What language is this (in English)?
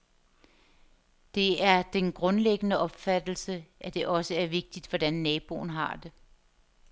Danish